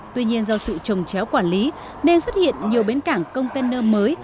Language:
Vietnamese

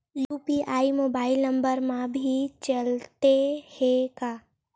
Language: Chhattisgarhi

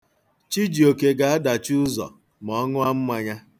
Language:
Igbo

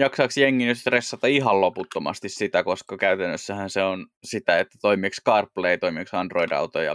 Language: Finnish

